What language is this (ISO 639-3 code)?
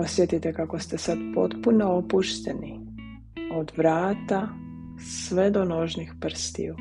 hrv